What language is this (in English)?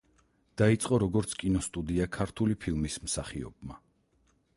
Georgian